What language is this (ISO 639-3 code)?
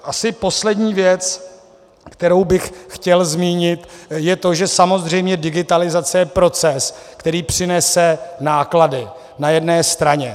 ces